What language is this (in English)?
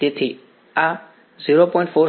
Gujarati